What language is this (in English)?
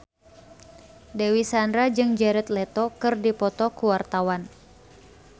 Sundanese